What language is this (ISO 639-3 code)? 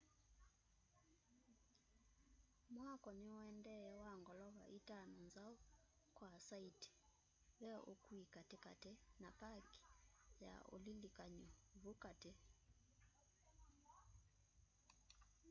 kam